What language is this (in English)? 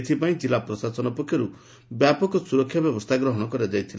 Odia